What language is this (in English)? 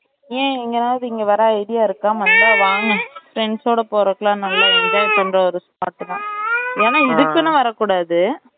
Tamil